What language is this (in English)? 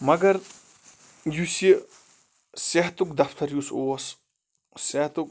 Kashmiri